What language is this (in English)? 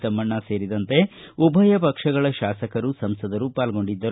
Kannada